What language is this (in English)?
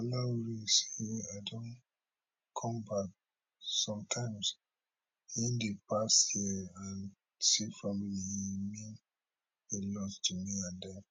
Nigerian Pidgin